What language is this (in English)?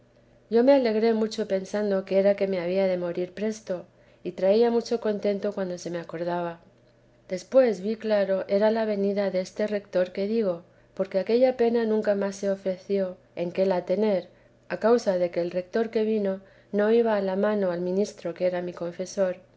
Spanish